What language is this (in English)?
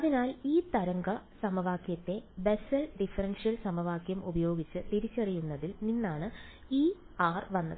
Malayalam